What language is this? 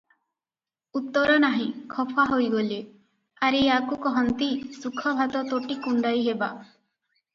Odia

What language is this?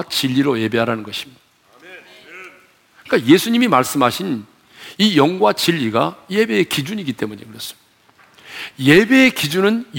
Korean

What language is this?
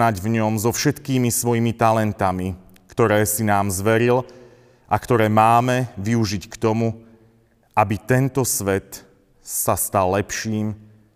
Slovak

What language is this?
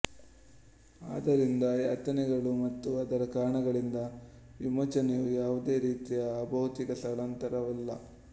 Kannada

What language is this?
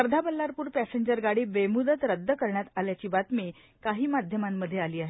Marathi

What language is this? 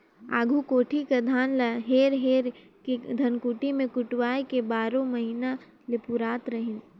Chhattisgarhi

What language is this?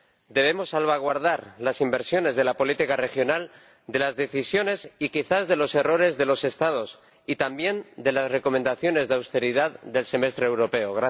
Spanish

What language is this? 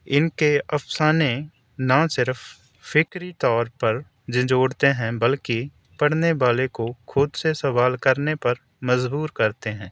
Urdu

